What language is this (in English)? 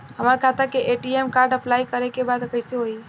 Bhojpuri